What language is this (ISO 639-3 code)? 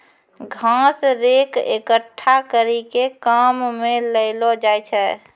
mai